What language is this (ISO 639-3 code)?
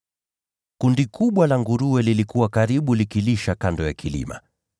swa